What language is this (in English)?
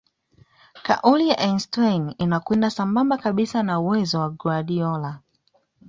Swahili